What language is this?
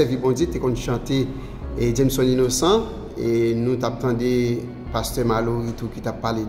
French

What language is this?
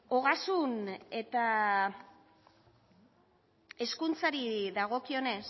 Basque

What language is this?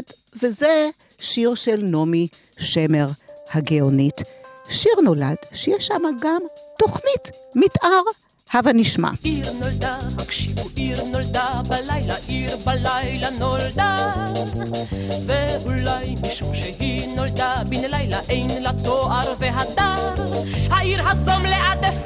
Hebrew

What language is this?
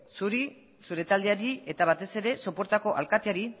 Basque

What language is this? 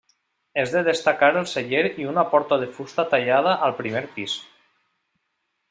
Catalan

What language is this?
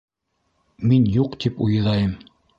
Bashkir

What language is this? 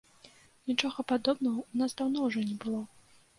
Belarusian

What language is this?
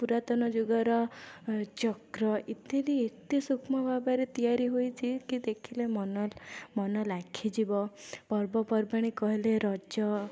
Odia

